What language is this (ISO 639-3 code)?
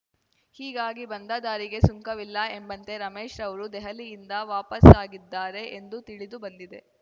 kan